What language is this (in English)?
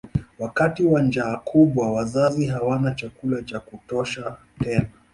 Swahili